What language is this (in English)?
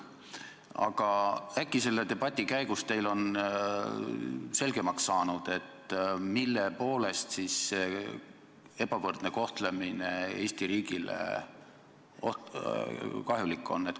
Estonian